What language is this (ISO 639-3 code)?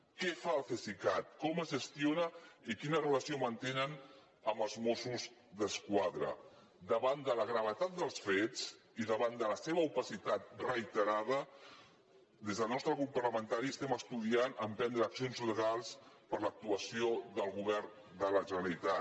cat